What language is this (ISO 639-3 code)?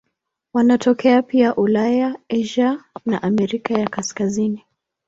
swa